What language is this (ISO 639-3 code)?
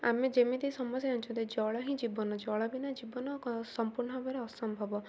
ori